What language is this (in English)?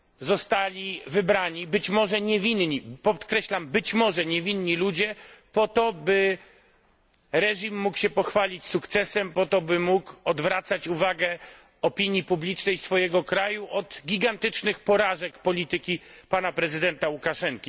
Polish